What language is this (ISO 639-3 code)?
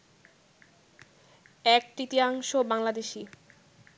ben